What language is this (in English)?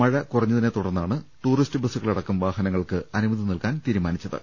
Malayalam